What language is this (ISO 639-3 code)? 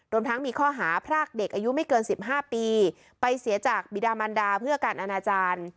tha